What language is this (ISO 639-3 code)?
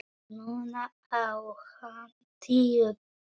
isl